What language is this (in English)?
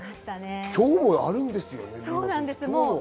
Japanese